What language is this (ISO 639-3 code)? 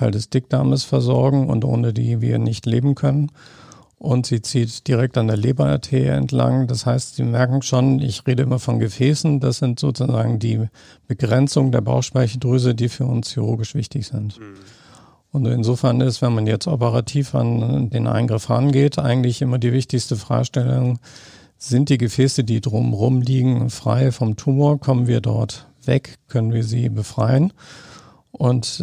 deu